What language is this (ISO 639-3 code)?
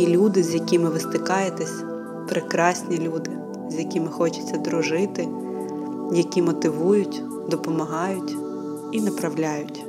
ukr